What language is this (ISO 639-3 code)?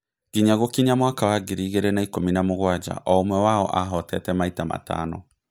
kik